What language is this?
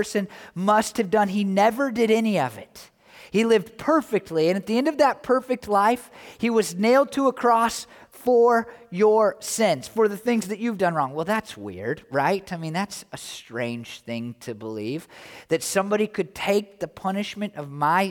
English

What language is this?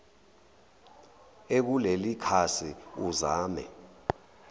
Zulu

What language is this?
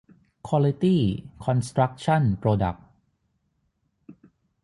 Thai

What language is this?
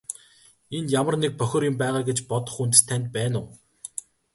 Mongolian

